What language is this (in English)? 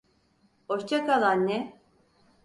Turkish